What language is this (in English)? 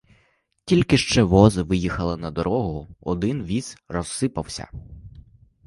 Ukrainian